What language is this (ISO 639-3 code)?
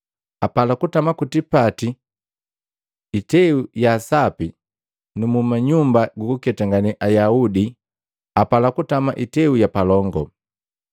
mgv